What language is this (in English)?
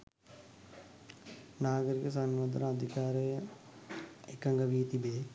Sinhala